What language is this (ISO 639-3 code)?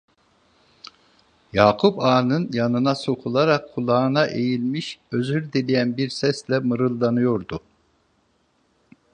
tur